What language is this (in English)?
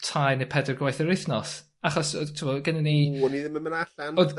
Welsh